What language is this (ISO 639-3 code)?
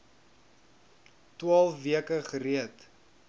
afr